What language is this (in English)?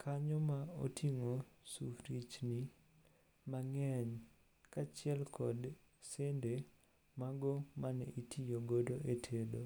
Luo (Kenya and Tanzania)